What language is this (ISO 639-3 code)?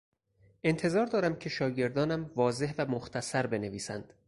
fas